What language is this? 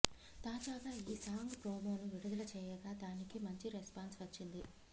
Telugu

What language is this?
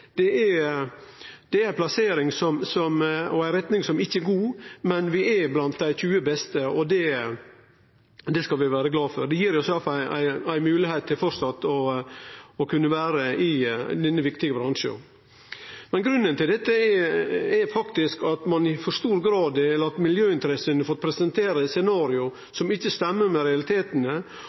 Norwegian Nynorsk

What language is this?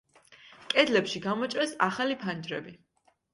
Georgian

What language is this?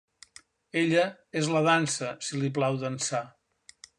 Catalan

